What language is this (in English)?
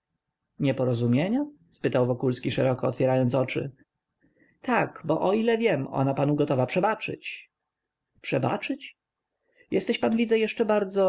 Polish